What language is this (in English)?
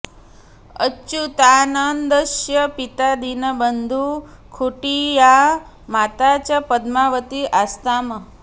Sanskrit